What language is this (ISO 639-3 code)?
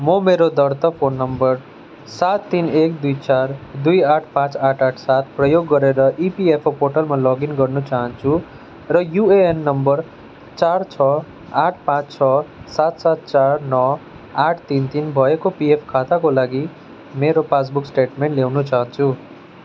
nep